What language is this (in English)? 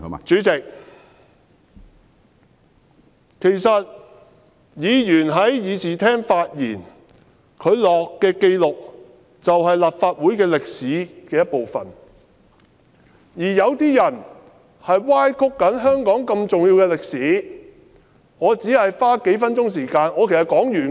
Cantonese